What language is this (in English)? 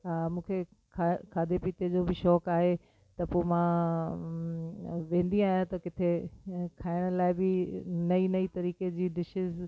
Sindhi